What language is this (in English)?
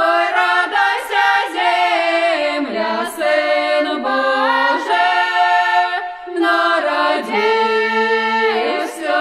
Ukrainian